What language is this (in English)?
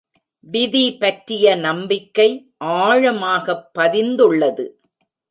Tamil